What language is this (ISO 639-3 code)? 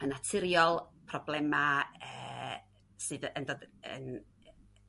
cym